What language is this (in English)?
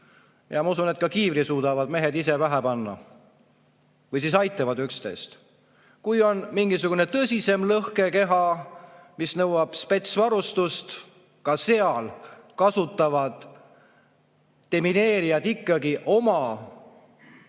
Estonian